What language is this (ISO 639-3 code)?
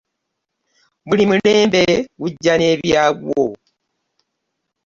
lug